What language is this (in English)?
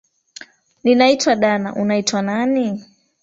Swahili